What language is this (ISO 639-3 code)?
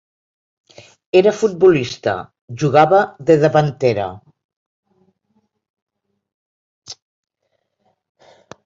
cat